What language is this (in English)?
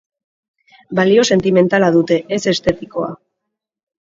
Basque